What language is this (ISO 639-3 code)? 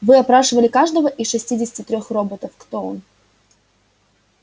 rus